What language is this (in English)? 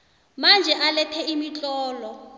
South Ndebele